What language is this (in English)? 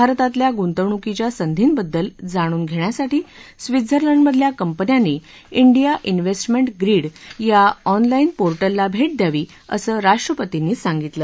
Marathi